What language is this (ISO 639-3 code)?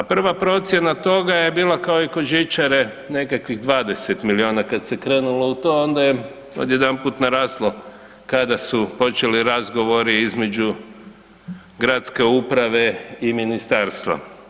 hrv